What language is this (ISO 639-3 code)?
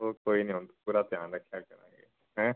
pan